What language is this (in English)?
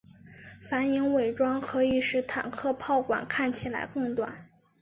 Chinese